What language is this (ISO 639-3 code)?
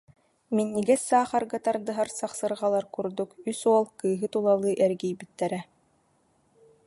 sah